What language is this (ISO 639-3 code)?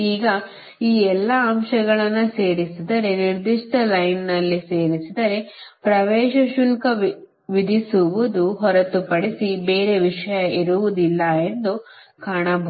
kan